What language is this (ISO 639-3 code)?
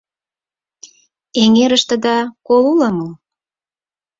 chm